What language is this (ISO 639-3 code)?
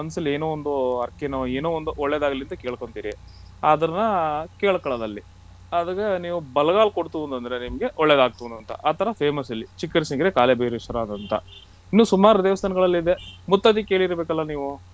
kan